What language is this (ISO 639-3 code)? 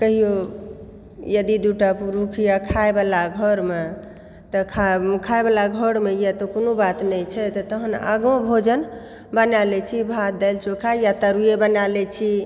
mai